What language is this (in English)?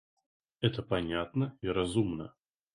Russian